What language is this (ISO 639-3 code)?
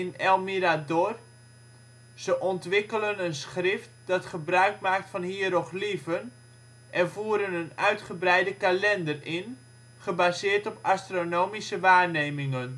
nld